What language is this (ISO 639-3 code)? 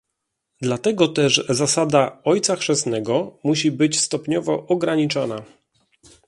pol